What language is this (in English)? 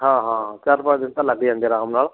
Punjabi